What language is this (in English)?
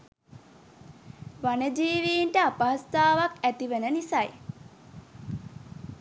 Sinhala